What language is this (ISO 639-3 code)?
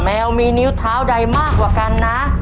tha